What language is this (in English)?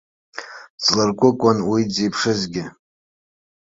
Abkhazian